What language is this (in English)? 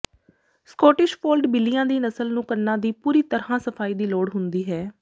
Punjabi